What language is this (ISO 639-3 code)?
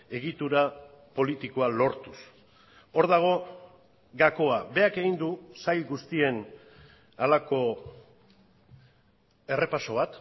eus